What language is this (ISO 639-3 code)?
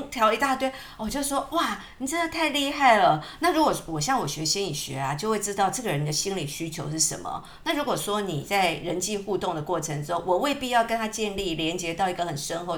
zho